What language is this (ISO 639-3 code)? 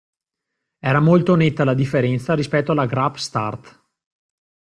ita